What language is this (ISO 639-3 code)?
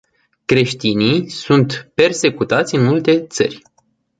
ron